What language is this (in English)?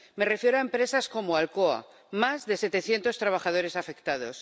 Spanish